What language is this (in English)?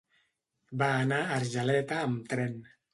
Catalan